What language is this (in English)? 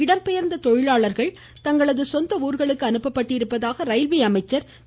Tamil